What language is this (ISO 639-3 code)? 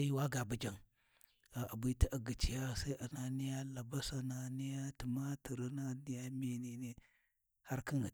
wji